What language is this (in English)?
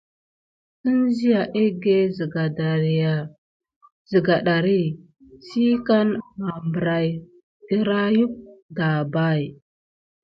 Gidar